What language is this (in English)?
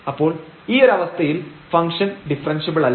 Malayalam